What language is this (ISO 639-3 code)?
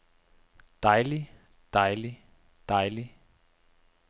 dan